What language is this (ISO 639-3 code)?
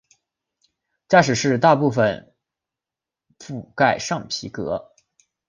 zho